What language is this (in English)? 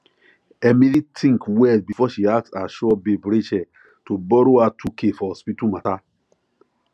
Nigerian Pidgin